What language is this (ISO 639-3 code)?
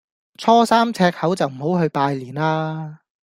yue